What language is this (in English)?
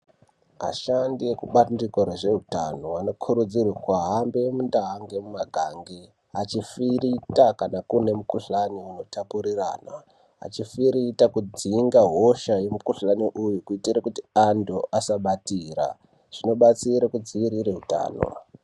Ndau